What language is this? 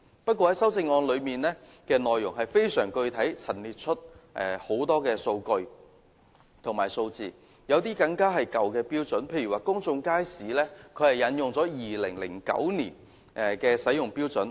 Cantonese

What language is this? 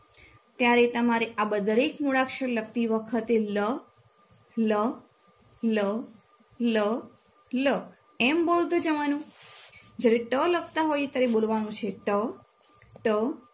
Gujarati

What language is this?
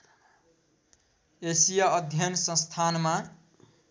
Nepali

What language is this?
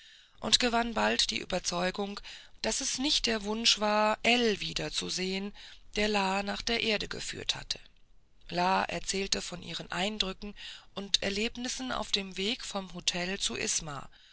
German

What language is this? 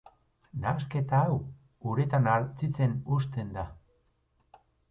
Basque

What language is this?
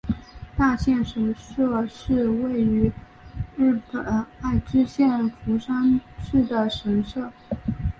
Chinese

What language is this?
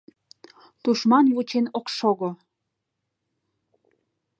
Mari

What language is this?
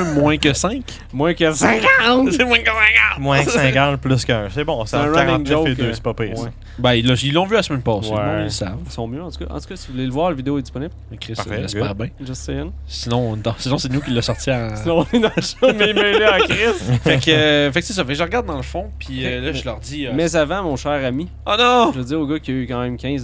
French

